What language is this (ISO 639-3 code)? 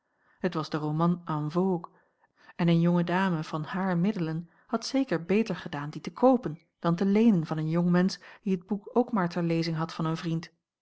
nld